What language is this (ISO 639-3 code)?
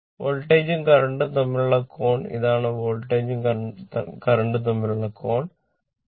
mal